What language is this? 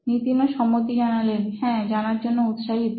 Bangla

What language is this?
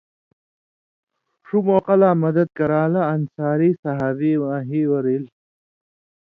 Indus Kohistani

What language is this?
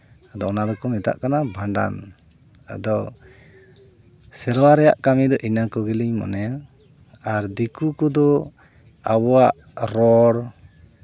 Santali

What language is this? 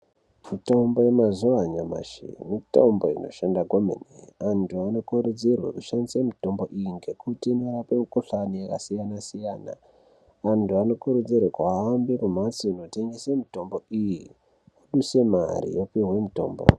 Ndau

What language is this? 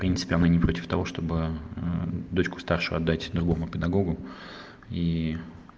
Russian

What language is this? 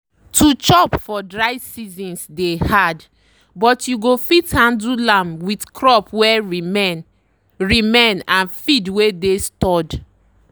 Nigerian Pidgin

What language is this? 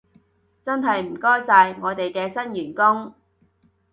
Cantonese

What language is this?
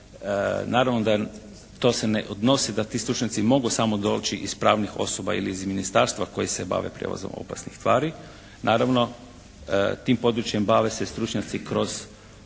Croatian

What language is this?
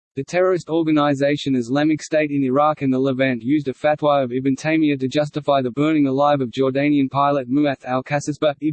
English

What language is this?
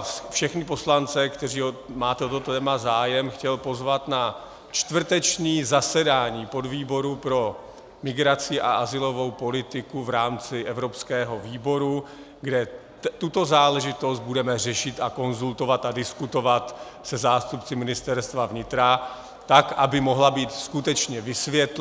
Czech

